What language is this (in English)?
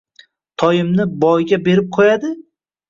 Uzbek